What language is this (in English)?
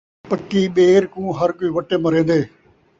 Saraiki